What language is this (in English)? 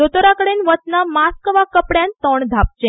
Konkani